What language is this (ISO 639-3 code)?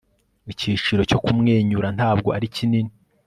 kin